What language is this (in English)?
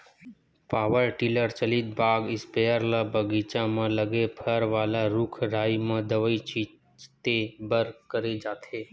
Chhattisgarhi